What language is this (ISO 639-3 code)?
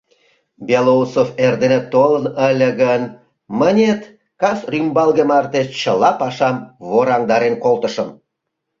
chm